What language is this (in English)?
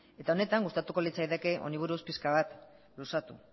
Basque